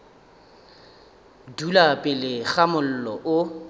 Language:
Northern Sotho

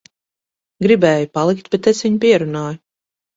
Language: Latvian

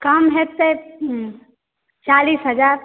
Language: Maithili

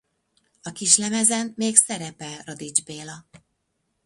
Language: Hungarian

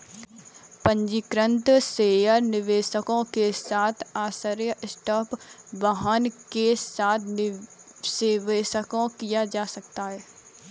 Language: Hindi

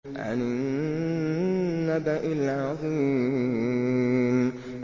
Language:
Arabic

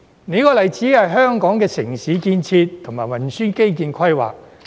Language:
Cantonese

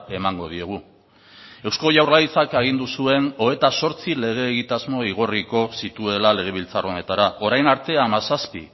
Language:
Basque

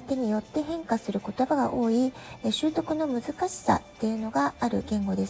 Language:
Japanese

